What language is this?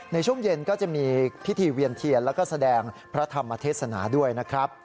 Thai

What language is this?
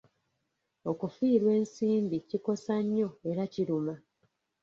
Ganda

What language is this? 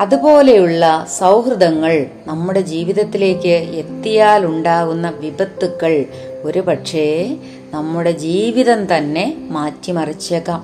Malayalam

